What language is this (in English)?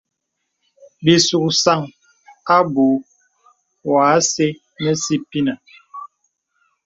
Bebele